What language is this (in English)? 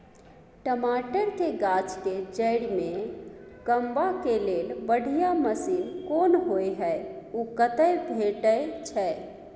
Maithili